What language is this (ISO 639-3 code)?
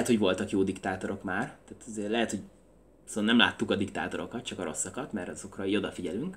hun